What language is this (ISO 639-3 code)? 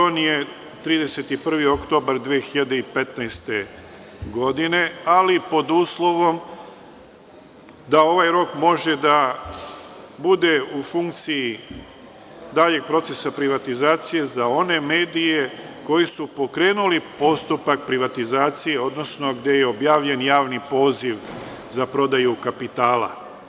srp